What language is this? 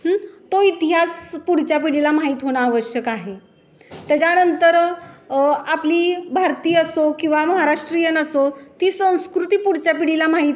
Marathi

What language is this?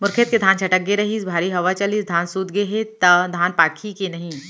Chhattisgarhi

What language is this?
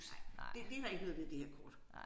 Danish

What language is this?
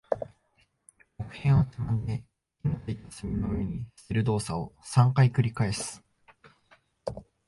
Japanese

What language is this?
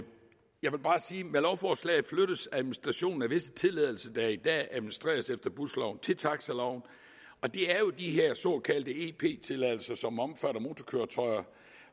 Danish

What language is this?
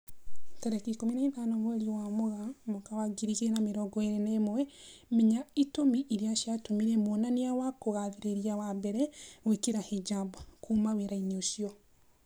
Kikuyu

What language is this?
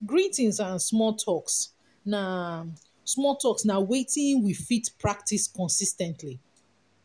Nigerian Pidgin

